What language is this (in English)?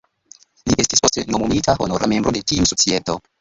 Esperanto